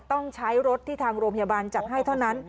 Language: Thai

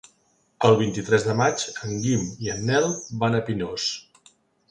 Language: Catalan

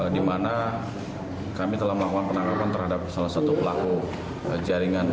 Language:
Indonesian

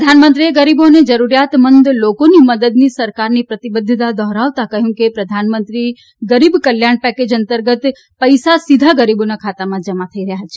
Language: Gujarati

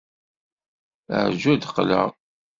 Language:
Kabyle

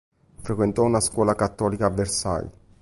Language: Italian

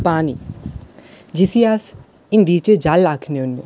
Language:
Dogri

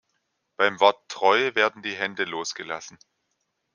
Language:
German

